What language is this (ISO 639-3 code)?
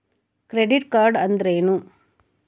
kan